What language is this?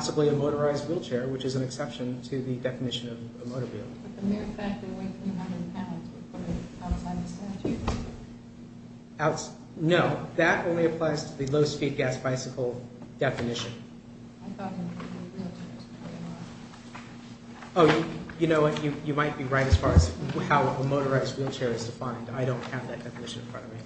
English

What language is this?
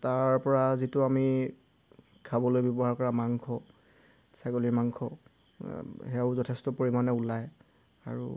Assamese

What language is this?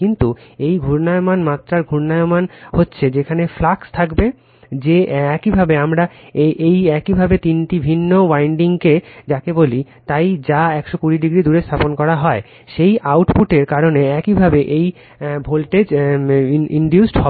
Bangla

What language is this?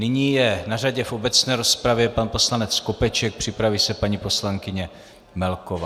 Czech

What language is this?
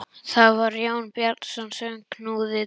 Icelandic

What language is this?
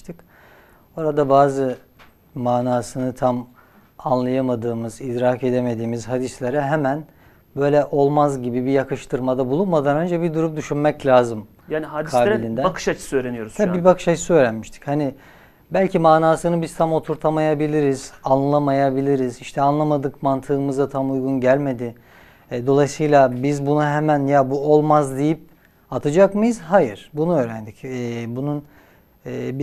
Turkish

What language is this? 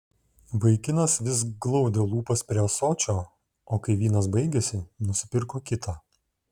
Lithuanian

